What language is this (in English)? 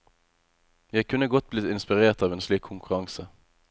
Norwegian